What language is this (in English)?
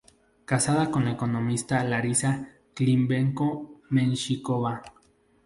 Spanish